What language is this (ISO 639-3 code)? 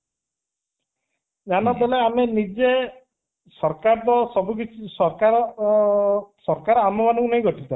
ori